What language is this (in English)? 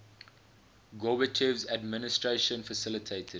English